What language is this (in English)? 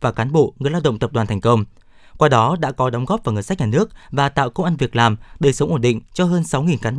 Vietnamese